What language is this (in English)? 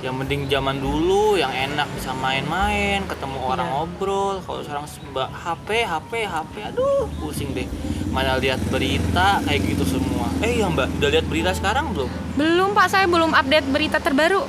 Indonesian